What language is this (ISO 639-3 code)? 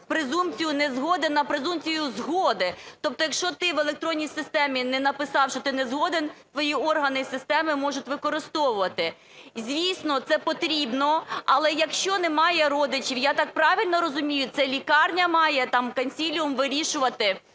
ukr